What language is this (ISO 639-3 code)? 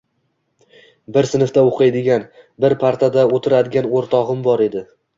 uzb